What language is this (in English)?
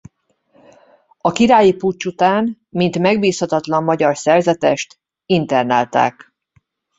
Hungarian